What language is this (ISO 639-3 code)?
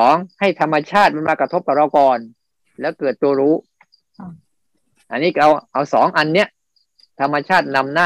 tha